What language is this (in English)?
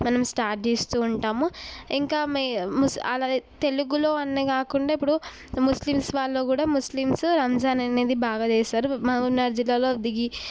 Telugu